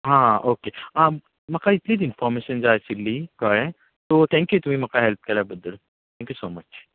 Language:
Konkani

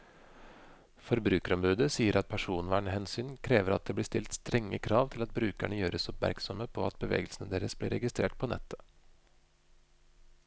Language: Norwegian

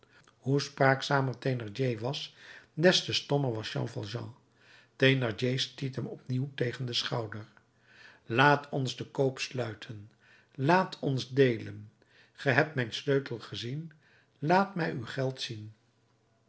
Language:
Dutch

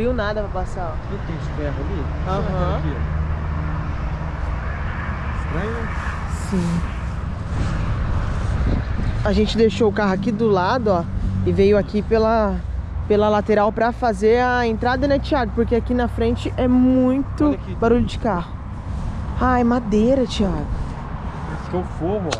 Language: Portuguese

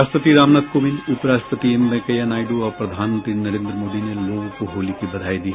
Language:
Hindi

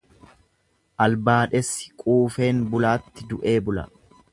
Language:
Oromo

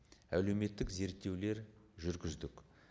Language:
Kazakh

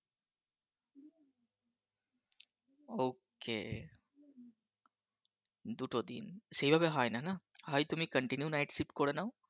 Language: Bangla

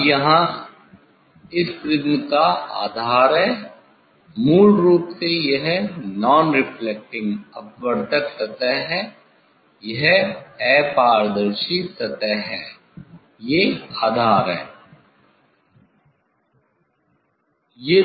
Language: Hindi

